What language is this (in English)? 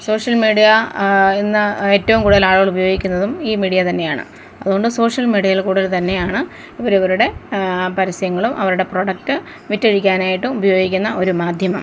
Malayalam